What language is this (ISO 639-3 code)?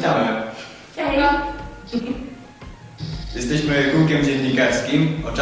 pol